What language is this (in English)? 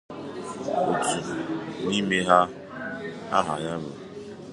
Igbo